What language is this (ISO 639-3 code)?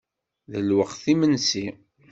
kab